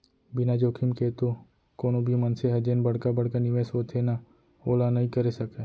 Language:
Chhattisgarhi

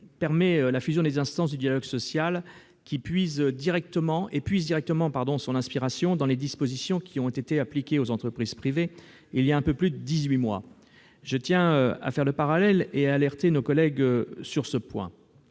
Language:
French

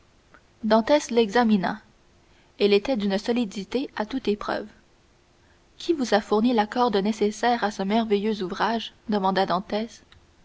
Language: French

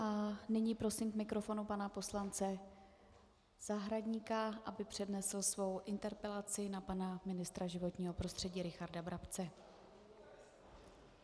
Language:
Czech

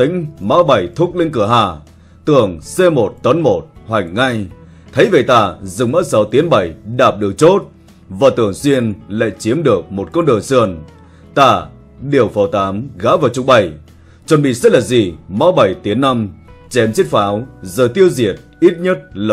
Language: Vietnamese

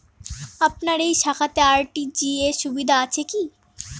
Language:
Bangla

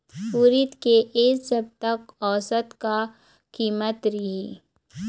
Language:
Chhattisgarhi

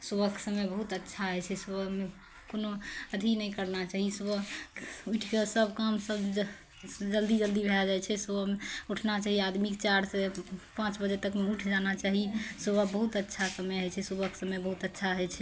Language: Maithili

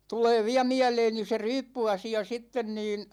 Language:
Finnish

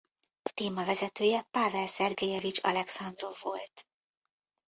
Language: Hungarian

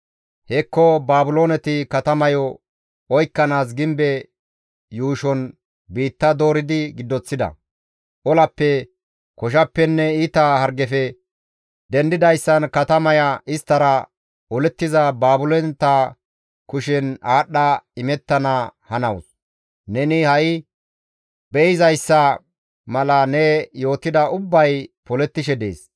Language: Gamo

